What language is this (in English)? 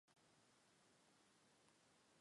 Mari